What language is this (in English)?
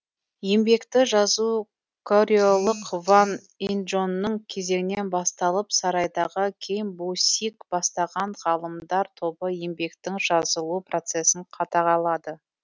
Kazakh